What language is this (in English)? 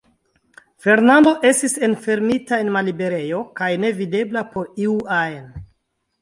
Esperanto